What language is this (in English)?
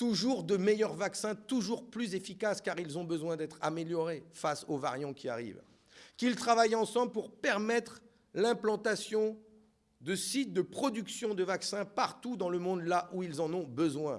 French